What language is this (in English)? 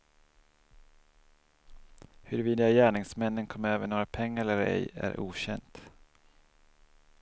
Swedish